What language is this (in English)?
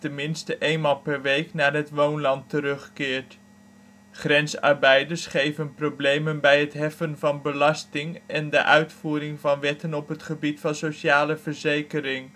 Dutch